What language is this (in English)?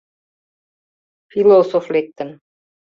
Mari